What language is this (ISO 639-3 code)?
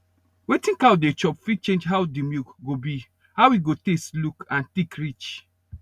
pcm